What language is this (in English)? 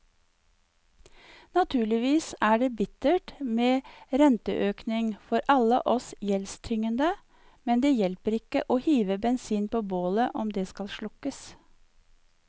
Norwegian